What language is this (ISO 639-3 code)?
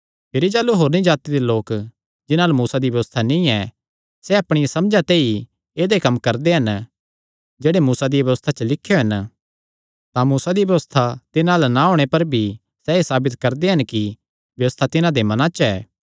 xnr